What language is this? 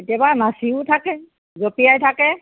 Assamese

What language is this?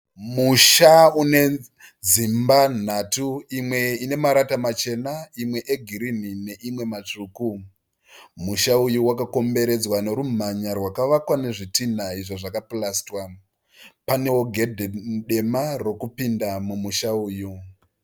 Shona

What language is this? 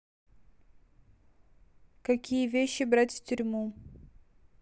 Russian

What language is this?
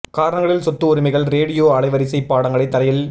Tamil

